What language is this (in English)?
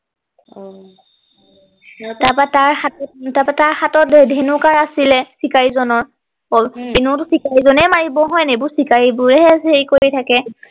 Assamese